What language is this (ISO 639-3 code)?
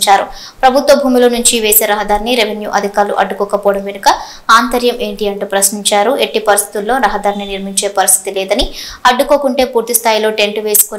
tel